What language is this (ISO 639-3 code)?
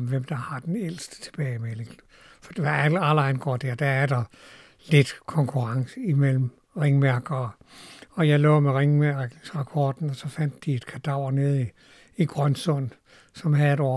dan